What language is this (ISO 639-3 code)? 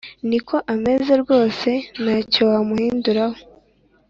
kin